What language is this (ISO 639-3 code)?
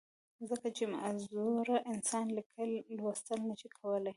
pus